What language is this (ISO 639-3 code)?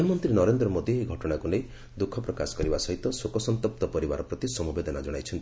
ori